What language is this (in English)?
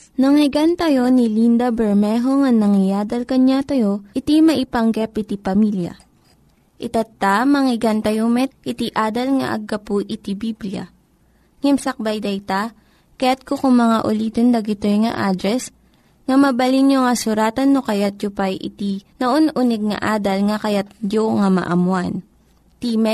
Filipino